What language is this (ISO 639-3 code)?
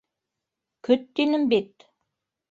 bak